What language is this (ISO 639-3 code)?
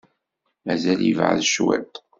kab